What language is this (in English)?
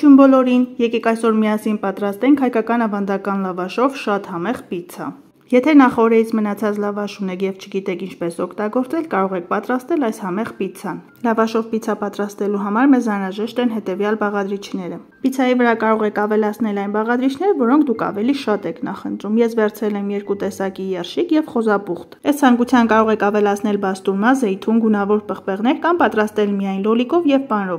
Romanian